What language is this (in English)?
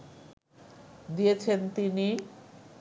Bangla